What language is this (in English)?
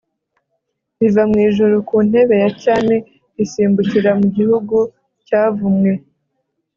Kinyarwanda